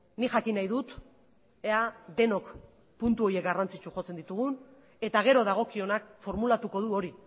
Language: Basque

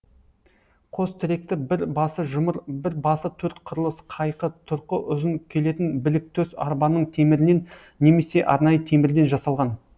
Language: Kazakh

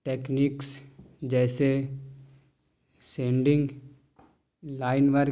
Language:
Urdu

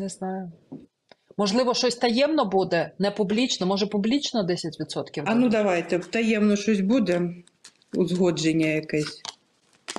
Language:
Ukrainian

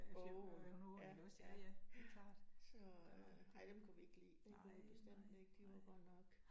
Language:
Danish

